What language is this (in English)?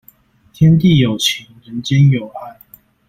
Chinese